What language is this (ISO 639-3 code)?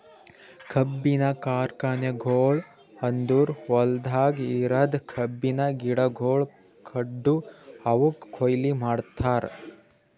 kan